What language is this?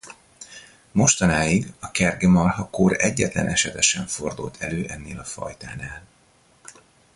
Hungarian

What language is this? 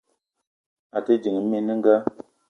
Eton (Cameroon)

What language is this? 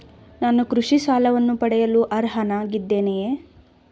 Kannada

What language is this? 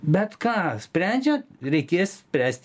Lithuanian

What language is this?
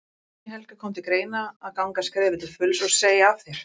Icelandic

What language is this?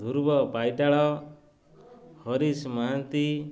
Odia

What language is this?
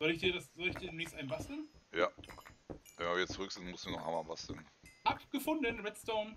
German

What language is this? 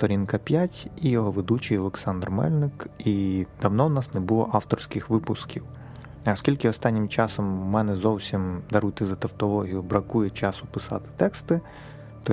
Ukrainian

